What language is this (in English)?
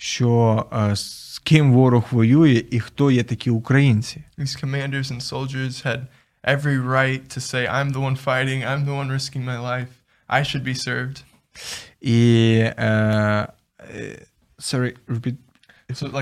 Ukrainian